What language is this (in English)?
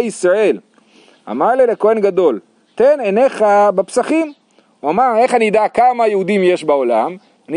Hebrew